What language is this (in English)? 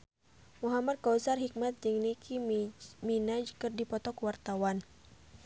Sundanese